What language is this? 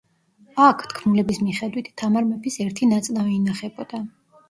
Georgian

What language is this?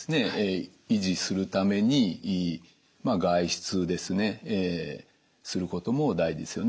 Japanese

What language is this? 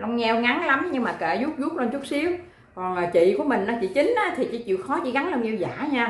Vietnamese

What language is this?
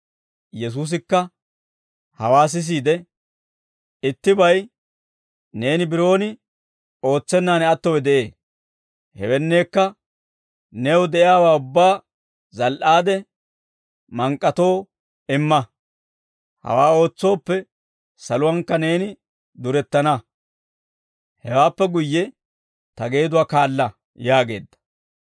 Dawro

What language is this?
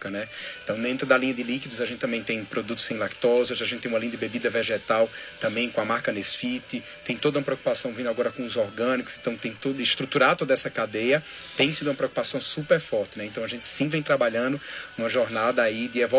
Portuguese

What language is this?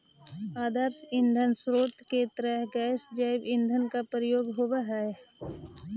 Magahi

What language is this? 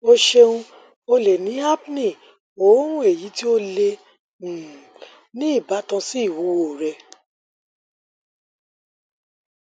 Yoruba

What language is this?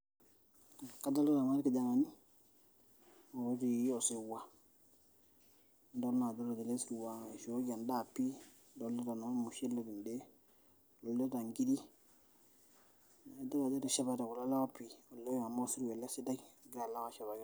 Masai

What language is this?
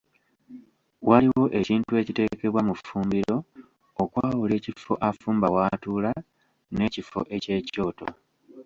Ganda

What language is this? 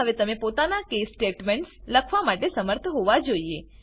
Gujarati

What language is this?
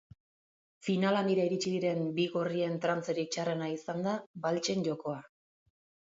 Basque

